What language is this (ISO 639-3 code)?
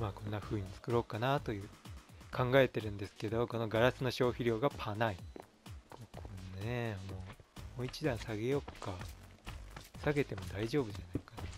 jpn